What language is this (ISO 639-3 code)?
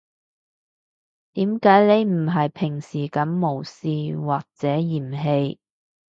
yue